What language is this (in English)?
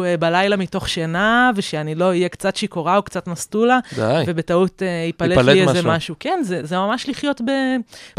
Hebrew